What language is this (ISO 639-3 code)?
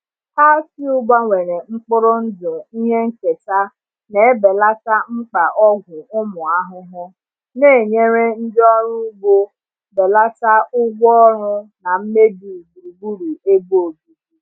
ibo